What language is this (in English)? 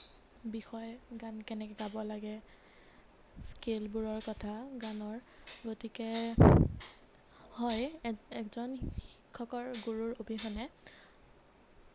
Assamese